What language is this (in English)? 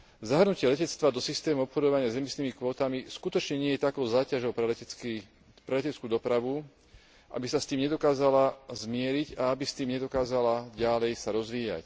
Slovak